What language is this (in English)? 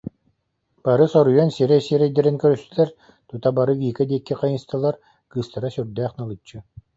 Yakut